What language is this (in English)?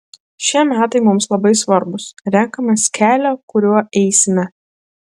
Lithuanian